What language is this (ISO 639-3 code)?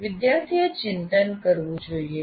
guj